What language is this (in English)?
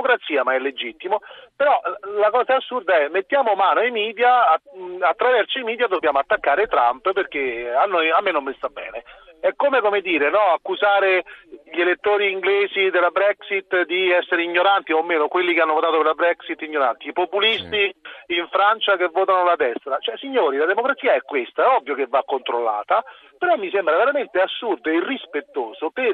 Italian